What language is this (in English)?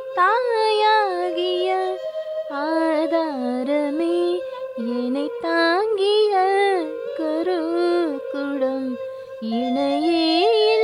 Tamil